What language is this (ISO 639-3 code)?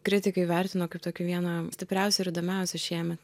lit